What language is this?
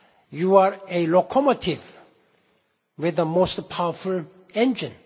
English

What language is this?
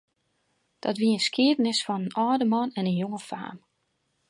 Western Frisian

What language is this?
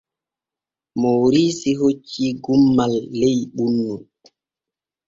Borgu Fulfulde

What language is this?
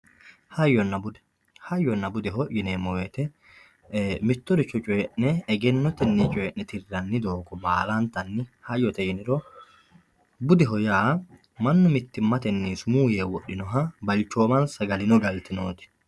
Sidamo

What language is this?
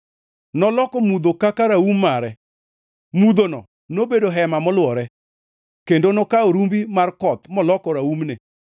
Luo (Kenya and Tanzania)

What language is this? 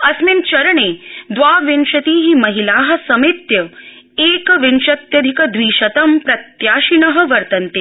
Sanskrit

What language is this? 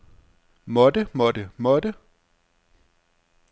Danish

